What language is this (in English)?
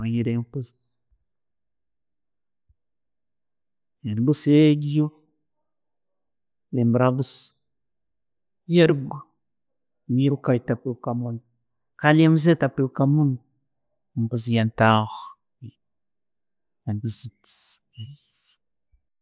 Tooro